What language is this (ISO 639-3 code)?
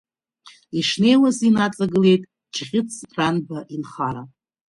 abk